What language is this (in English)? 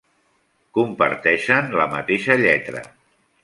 Catalan